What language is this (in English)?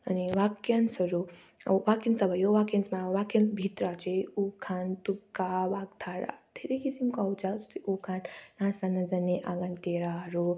Nepali